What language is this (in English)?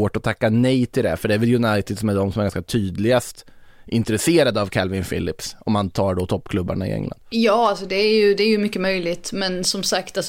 Swedish